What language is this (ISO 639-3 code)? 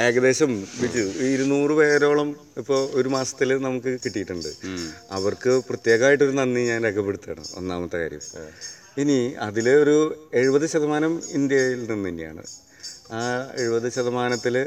mal